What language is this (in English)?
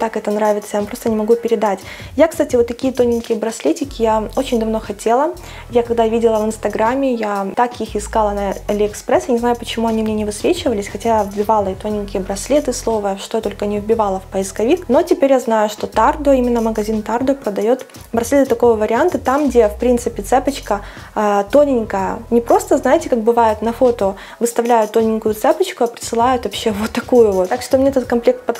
Russian